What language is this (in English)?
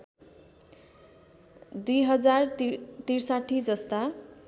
Nepali